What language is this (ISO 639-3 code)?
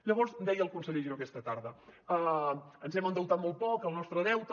cat